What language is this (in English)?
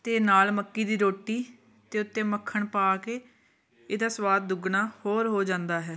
Punjabi